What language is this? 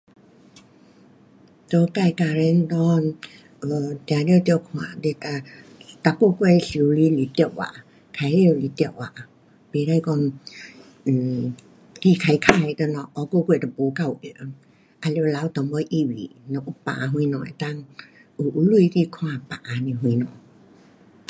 Pu-Xian Chinese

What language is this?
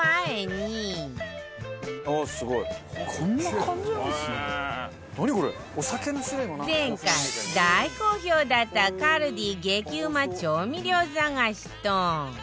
Japanese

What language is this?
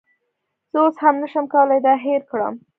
Pashto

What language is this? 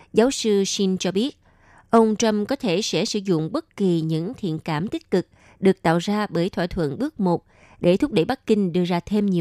Vietnamese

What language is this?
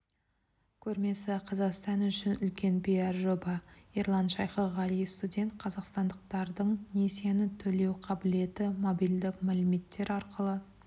Kazakh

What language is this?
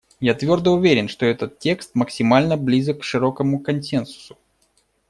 Russian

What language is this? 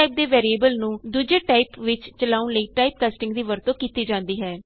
Punjabi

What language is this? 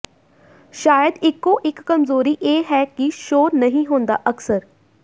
Punjabi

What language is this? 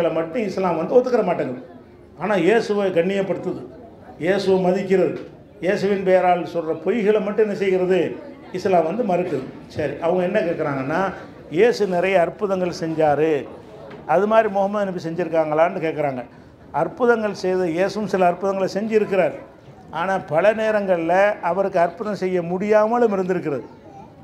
Indonesian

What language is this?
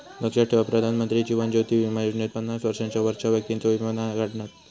Marathi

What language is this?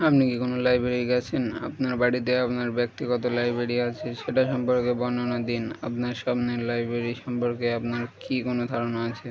Bangla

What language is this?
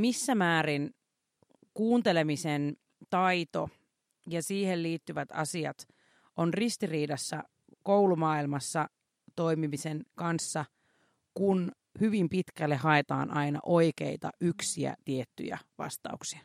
Finnish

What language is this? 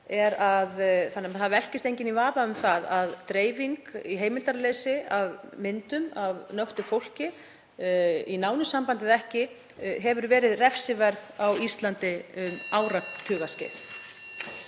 Icelandic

